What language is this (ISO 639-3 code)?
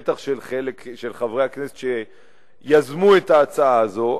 heb